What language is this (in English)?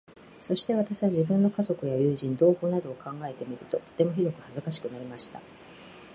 Japanese